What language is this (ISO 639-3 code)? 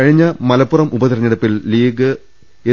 mal